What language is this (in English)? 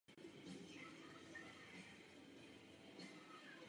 Czech